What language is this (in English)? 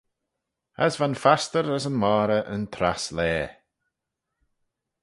Manx